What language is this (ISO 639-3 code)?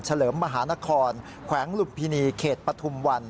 tha